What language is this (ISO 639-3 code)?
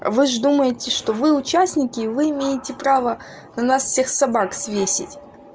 rus